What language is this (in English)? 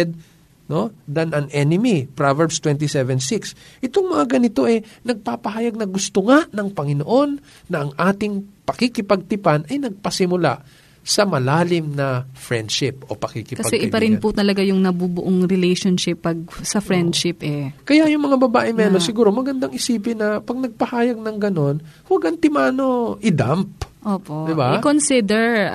Filipino